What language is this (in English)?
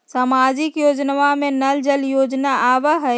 Magahi